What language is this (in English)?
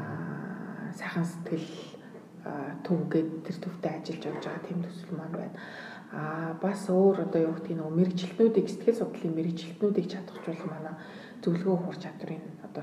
Romanian